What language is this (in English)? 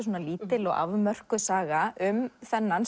Icelandic